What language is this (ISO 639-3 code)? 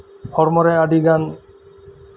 sat